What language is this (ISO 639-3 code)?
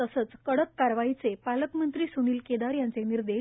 mar